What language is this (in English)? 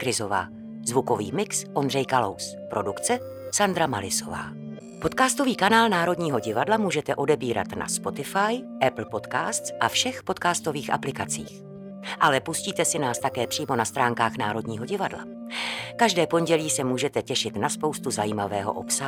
Czech